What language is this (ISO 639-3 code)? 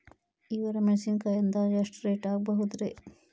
kan